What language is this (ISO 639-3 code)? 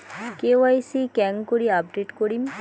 ben